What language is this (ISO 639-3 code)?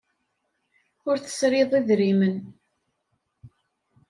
kab